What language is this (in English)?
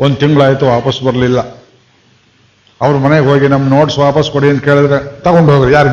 Kannada